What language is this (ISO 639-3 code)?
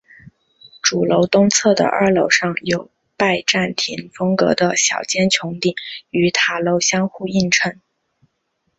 zho